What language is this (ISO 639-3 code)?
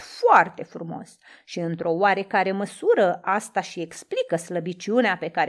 ron